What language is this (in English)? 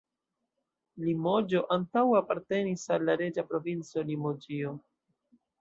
Esperanto